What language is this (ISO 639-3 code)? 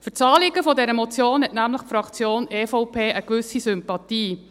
gsw